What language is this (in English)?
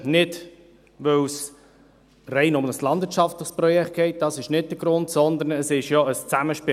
Swiss German